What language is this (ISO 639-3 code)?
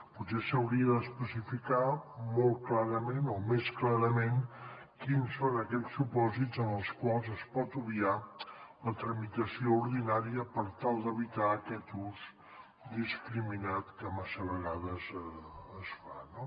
cat